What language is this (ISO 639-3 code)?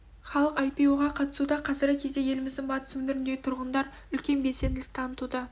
kaz